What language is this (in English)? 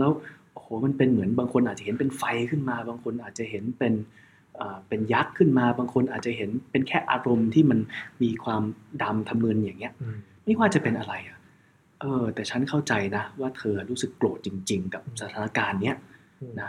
Thai